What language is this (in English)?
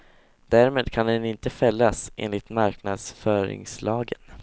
Swedish